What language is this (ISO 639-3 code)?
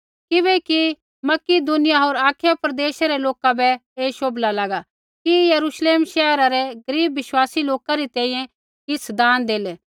kfx